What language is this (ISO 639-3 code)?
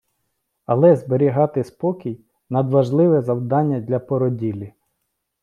ukr